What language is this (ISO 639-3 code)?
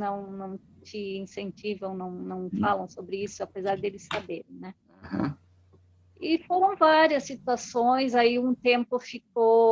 por